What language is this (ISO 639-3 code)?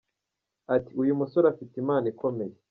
kin